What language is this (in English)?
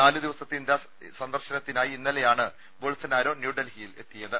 Malayalam